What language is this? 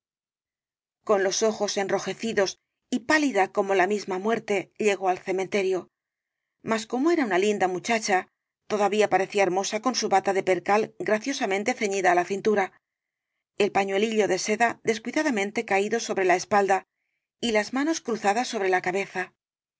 Spanish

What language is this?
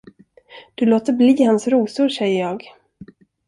Swedish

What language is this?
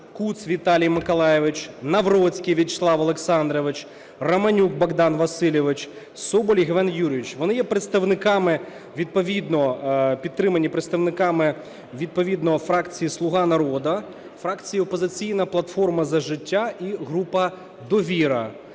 Ukrainian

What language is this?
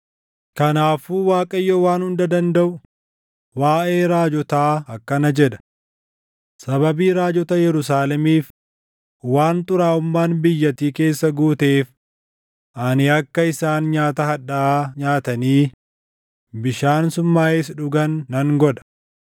Oromo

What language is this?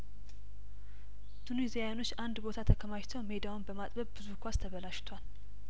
Amharic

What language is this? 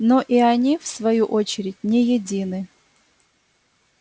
Russian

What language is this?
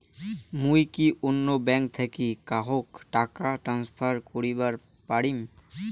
Bangla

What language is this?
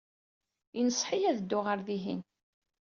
Kabyle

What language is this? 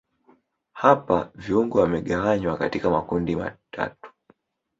Swahili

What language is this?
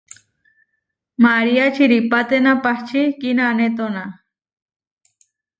Huarijio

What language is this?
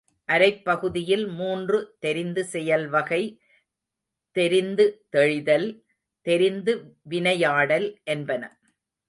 Tamil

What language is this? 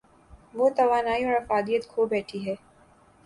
Urdu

